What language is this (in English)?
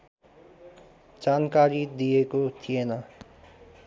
Nepali